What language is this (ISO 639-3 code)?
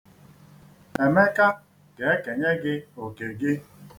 ibo